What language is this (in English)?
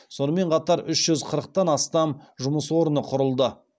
Kazakh